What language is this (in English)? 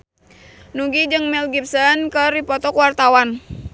Sundanese